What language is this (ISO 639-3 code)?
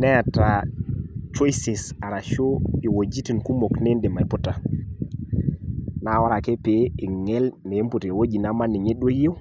mas